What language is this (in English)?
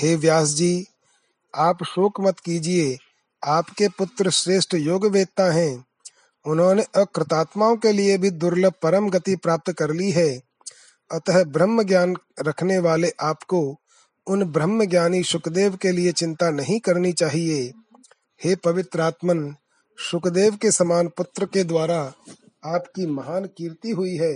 Hindi